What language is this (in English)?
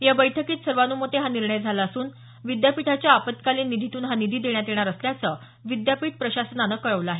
Marathi